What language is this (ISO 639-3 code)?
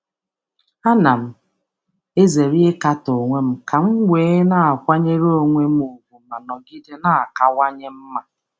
ibo